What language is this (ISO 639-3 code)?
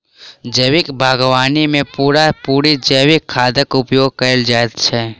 mai